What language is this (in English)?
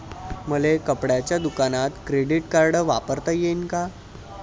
Marathi